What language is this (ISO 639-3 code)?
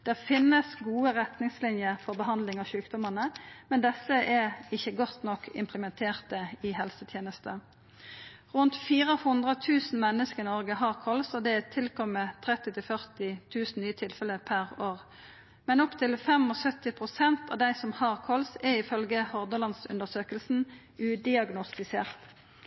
nno